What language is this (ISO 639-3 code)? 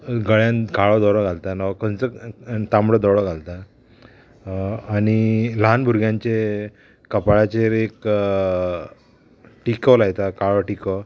kok